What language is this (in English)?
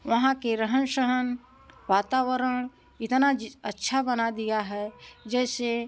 Hindi